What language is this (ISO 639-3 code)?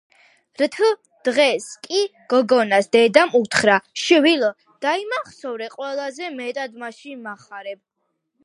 kat